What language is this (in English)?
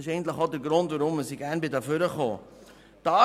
Swiss German